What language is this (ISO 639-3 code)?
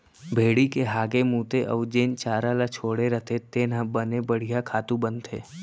hne